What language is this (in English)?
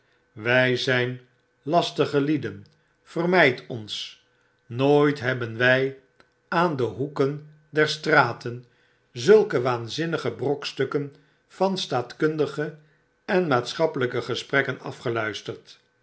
Dutch